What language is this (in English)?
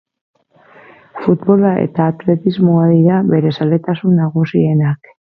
Basque